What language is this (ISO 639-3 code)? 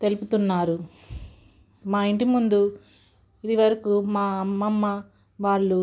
tel